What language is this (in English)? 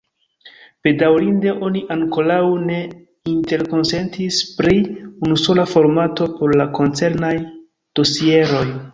Esperanto